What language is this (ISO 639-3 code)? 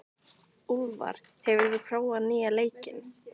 isl